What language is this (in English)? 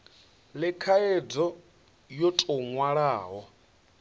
Venda